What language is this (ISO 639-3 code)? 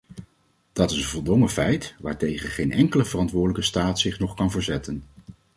nld